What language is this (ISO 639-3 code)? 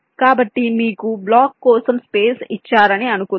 tel